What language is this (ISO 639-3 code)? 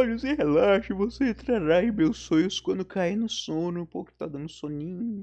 por